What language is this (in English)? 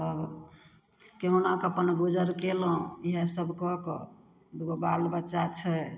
Maithili